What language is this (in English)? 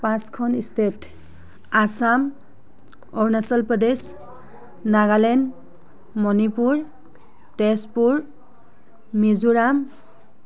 Assamese